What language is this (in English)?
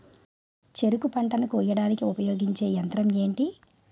Telugu